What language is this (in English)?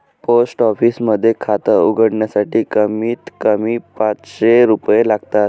Marathi